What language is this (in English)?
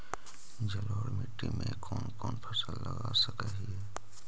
Magahi